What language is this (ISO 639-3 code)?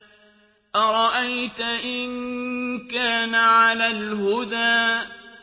ara